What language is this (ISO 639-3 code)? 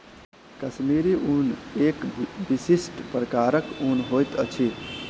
mai